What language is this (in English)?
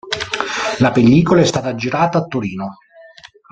Italian